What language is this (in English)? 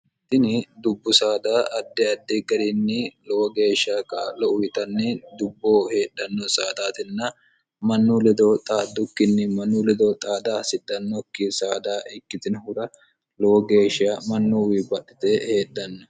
Sidamo